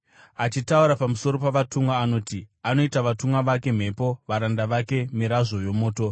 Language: Shona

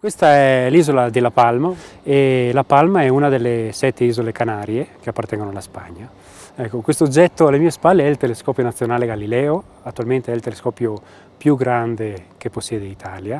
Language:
Italian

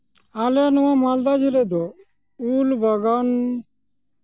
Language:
Santali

